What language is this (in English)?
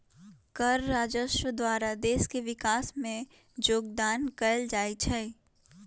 Magahi